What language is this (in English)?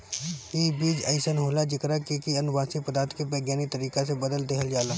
Bhojpuri